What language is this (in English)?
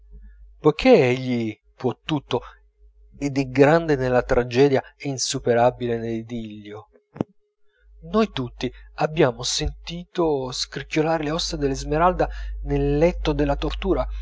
Italian